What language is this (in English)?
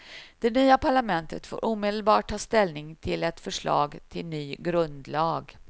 Swedish